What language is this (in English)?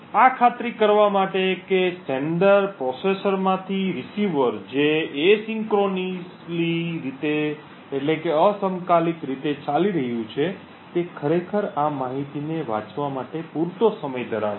Gujarati